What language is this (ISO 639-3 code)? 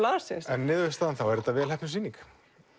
isl